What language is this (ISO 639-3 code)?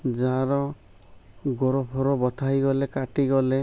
ori